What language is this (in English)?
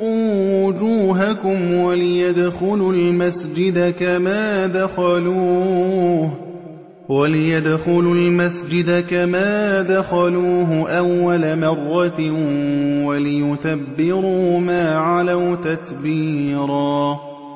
Arabic